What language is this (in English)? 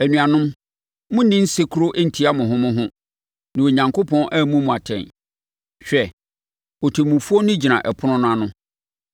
Akan